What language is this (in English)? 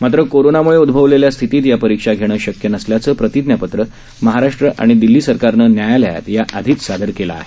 Marathi